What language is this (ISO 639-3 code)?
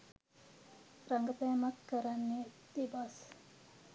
sin